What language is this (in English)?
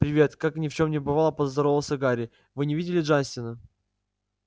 Russian